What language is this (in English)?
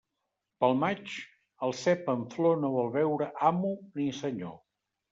Catalan